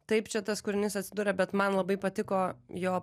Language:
Lithuanian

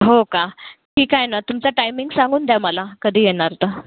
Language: Marathi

